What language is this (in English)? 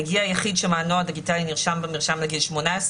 Hebrew